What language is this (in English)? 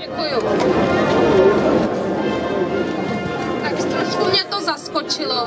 Czech